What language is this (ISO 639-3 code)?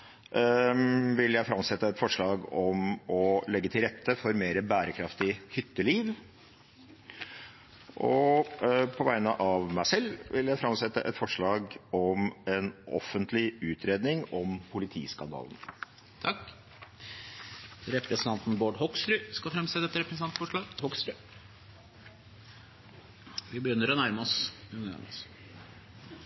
nor